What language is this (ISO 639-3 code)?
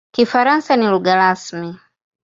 swa